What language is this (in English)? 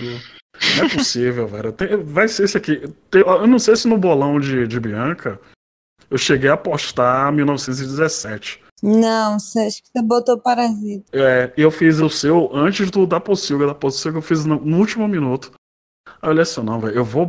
Portuguese